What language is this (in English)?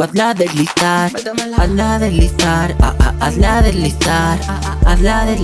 Spanish